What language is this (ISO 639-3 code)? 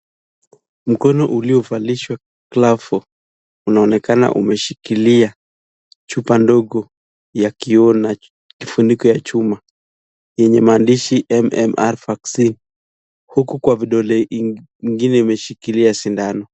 swa